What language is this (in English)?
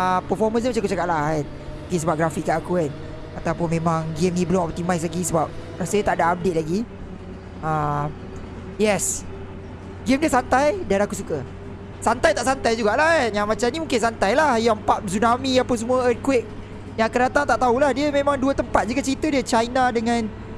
Malay